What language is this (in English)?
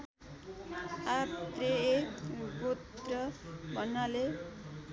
Nepali